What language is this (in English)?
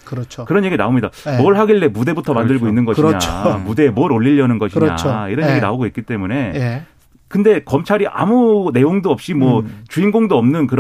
Korean